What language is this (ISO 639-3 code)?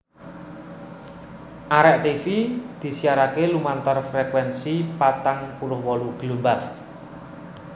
jav